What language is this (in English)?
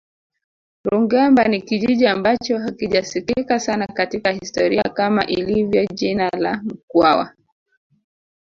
Swahili